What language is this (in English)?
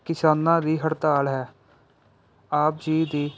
Punjabi